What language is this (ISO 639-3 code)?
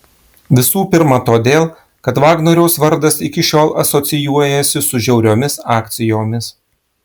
lit